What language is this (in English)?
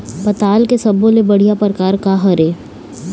Chhattisgarhi